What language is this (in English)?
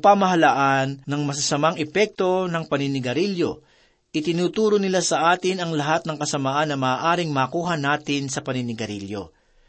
Filipino